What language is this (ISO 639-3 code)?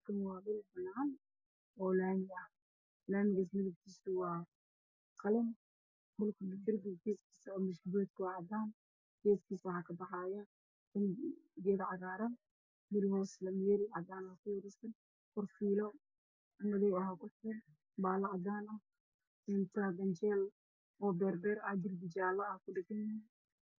som